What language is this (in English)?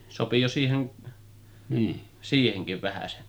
Finnish